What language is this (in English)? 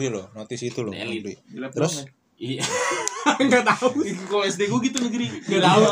Indonesian